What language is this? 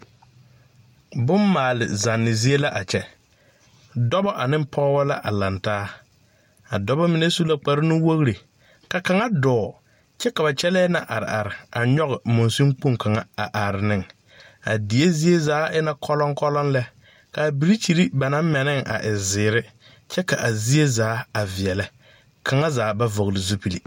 Southern Dagaare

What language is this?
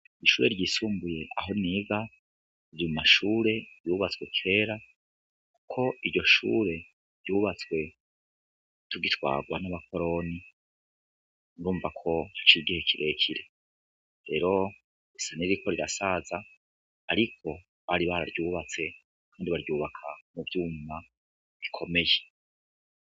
Rundi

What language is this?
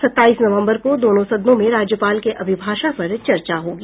Hindi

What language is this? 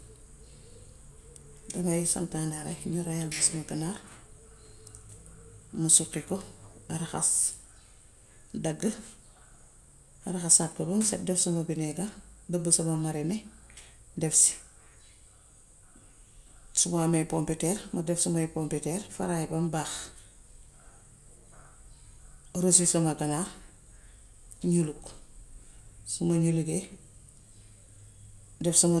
Gambian Wolof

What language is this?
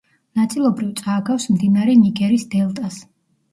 Georgian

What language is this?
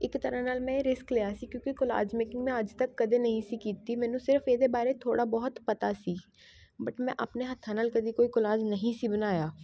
Punjabi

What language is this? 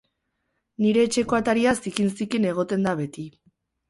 Basque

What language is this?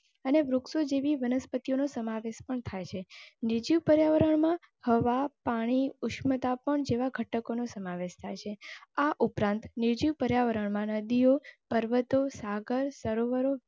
Gujarati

